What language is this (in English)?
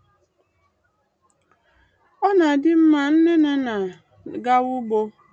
Igbo